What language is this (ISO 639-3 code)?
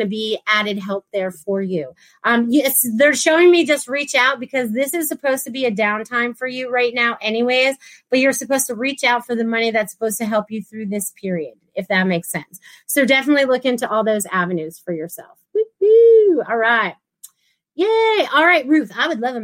eng